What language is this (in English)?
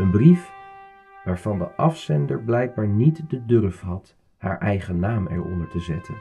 Dutch